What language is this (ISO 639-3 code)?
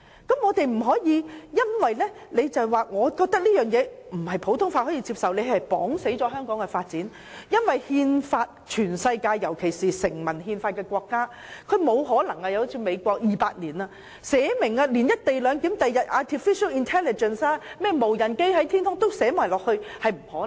yue